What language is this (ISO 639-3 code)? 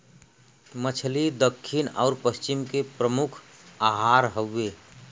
bho